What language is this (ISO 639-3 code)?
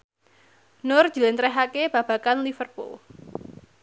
jav